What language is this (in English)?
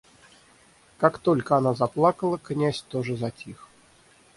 Russian